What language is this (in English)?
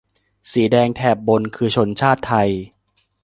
Thai